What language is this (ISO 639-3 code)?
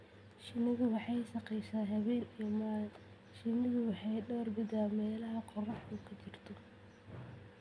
som